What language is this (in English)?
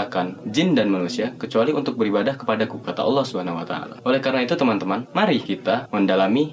Indonesian